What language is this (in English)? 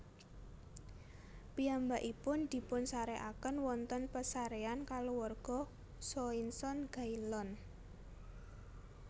Javanese